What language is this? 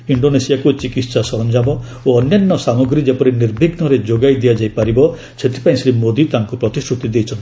Odia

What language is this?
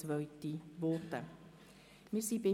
Swiss German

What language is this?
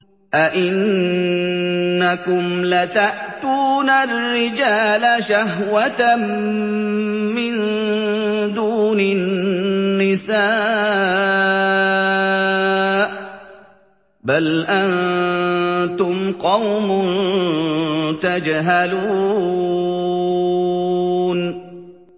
Arabic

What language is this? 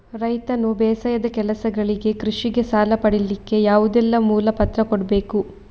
Kannada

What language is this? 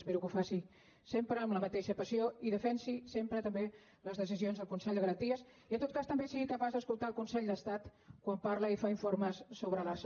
Catalan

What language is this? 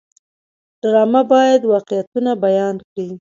Pashto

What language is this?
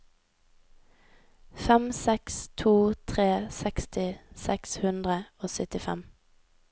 Norwegian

